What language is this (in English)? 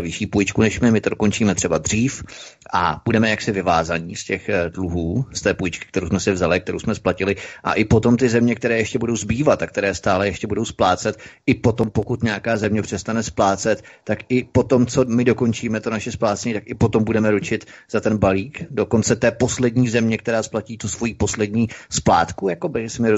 Czech